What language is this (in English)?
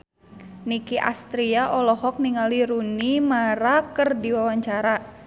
Sundanese